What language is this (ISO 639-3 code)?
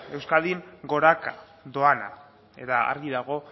eus